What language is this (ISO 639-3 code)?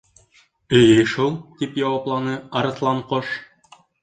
bak